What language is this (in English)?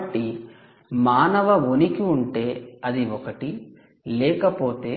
Telugu